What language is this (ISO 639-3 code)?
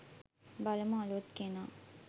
sin